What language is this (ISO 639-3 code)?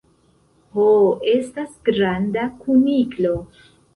epo